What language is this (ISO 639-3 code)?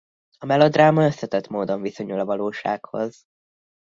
hun